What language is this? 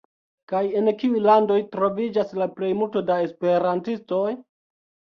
Esperanto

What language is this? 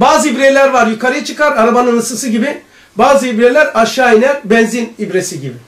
Turkish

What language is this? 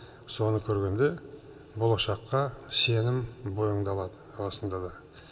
Kazakh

